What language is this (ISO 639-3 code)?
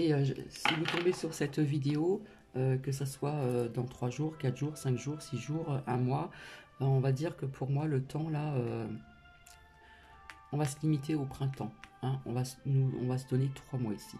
fra